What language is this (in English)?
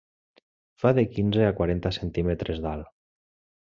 Catalan